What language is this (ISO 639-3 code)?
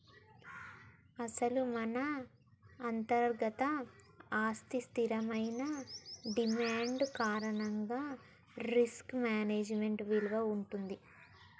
tel